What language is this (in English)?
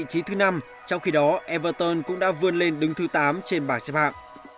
Vietnamese